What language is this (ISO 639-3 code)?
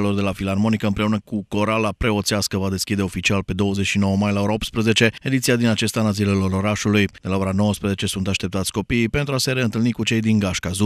ron